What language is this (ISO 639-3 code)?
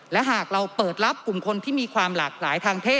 tha